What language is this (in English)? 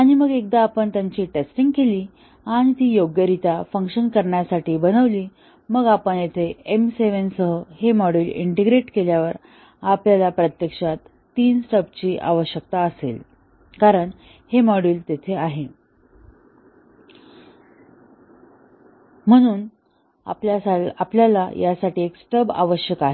Marathi